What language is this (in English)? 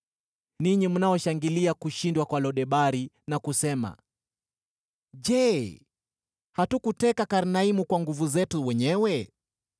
Swahili